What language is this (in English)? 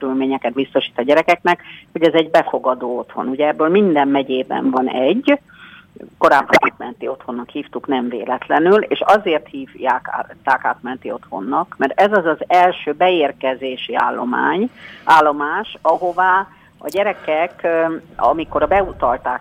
Hungarian